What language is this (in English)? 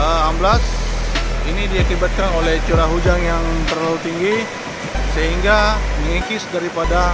Indonesian